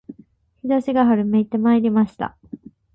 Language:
Japanese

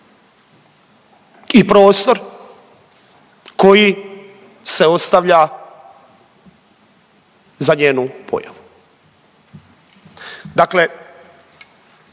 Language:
Croatian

